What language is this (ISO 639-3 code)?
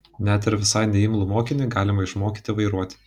lit